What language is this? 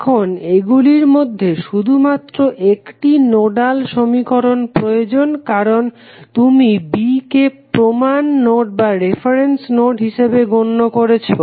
Bangla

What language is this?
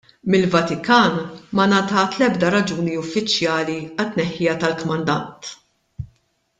Maltese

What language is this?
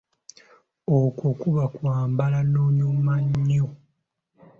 Ganda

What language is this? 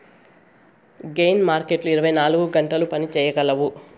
Telugu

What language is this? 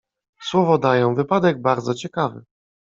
Polish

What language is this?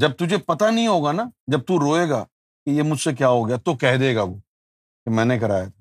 Urdu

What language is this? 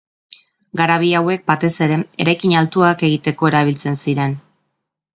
Basque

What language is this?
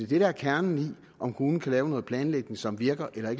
Danish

